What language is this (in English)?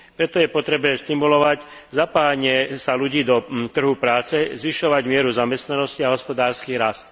Slovak